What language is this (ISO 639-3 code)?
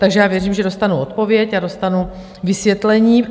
ces